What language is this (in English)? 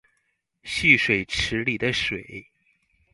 Chinese